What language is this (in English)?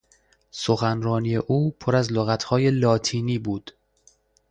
Persian